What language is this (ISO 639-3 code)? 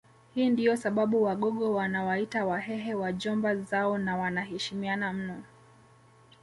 swa